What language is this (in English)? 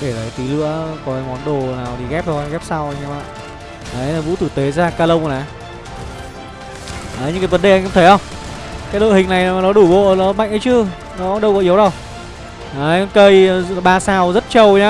Vietnamese